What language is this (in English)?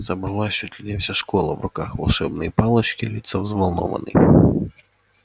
Russian